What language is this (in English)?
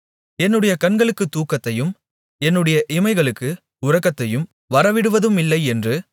Tamil